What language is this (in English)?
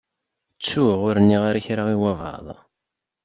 Kabyle